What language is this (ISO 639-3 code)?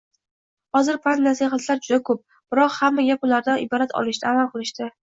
uzb